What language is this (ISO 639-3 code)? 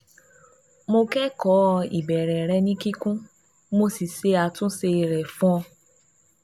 yor